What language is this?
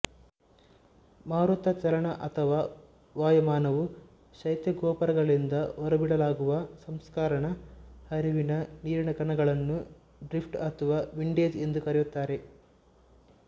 Kannada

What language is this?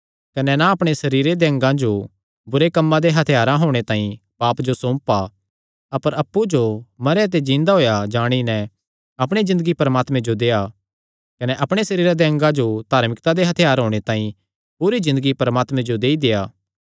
Kangri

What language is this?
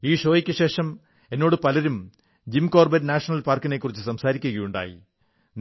Malayalam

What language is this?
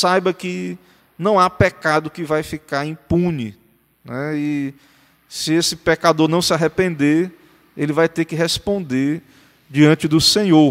Portuguese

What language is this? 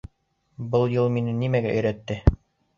Bashkir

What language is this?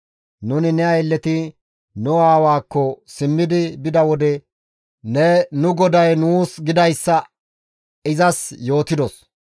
Gamo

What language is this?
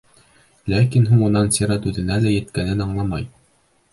Bashkir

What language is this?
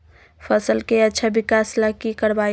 Magahi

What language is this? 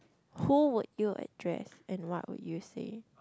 English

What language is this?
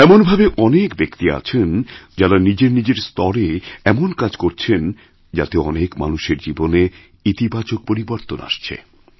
Bangla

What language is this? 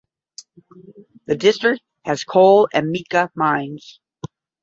English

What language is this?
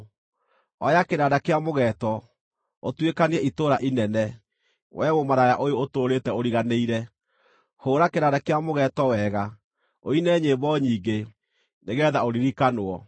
Kikuyu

